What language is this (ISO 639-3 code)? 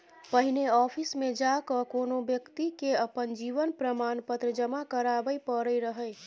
mai